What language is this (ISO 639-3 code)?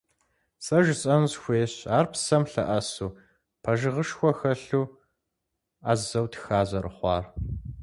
kbd